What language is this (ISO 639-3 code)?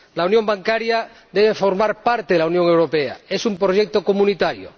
spa